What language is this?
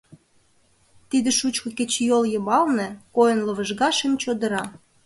Mari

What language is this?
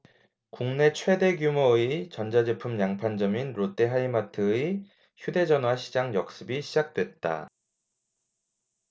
Korean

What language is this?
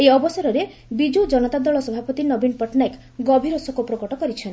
Odia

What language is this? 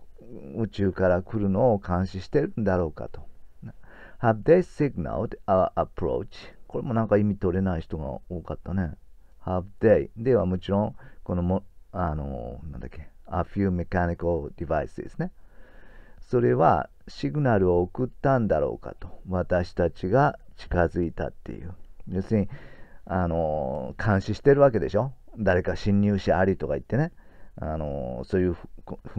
Japanese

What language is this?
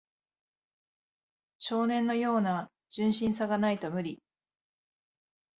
Japanese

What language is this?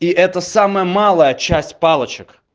Russian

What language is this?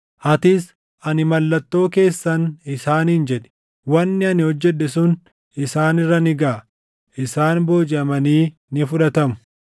Oromo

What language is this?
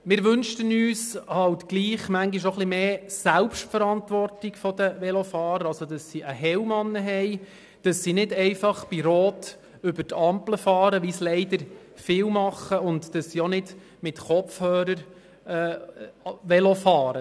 Swiss German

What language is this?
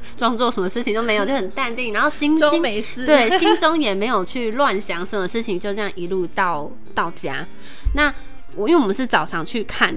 Chinese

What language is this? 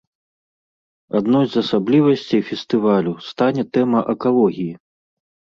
Belarusian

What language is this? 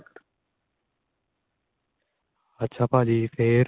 Punjabi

